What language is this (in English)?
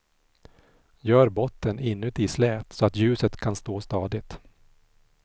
Swedish